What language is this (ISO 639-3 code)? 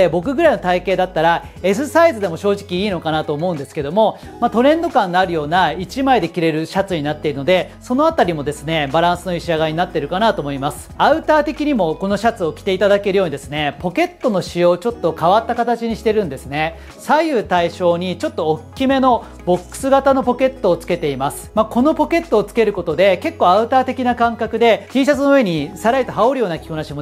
jpn